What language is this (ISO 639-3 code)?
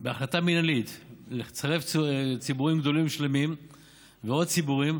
heb